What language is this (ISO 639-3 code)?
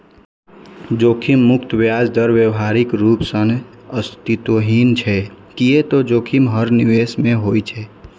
mai